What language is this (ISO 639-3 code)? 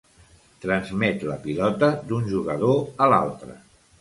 cat